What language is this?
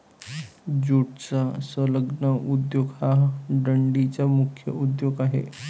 Marathi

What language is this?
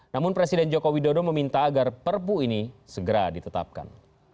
Indonesian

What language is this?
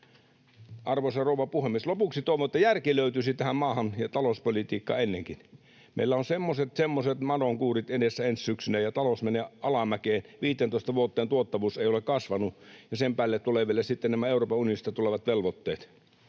Finnish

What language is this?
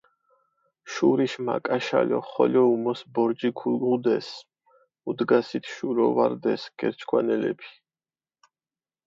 Mingrelian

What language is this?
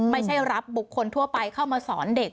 Thai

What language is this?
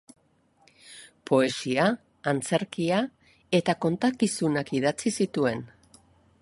Basque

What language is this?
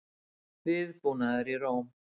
Icelandic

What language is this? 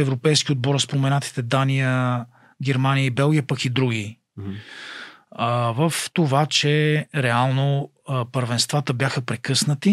Bulgarian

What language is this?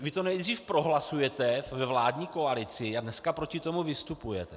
Czech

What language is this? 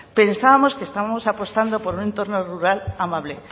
Spanish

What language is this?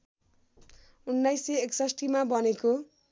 Nepali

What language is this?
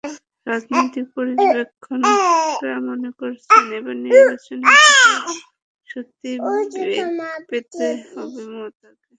Bangla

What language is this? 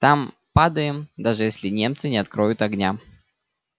Russian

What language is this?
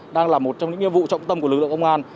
Vietnamese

